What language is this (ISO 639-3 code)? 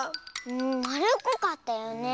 jpn